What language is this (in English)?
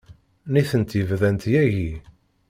Kabyle